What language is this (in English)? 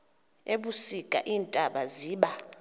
Xhosa